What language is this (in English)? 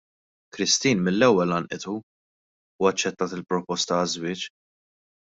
Maltese